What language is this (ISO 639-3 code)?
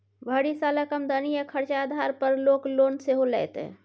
mai